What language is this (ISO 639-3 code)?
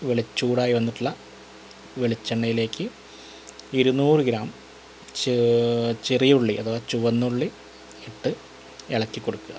mal